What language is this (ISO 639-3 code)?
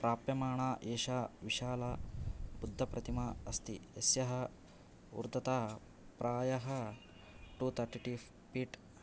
san